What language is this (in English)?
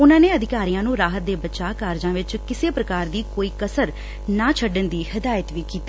Punjabi